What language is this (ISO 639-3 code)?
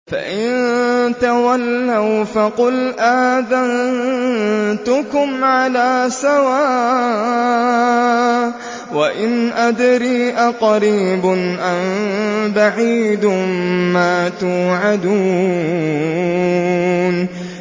ara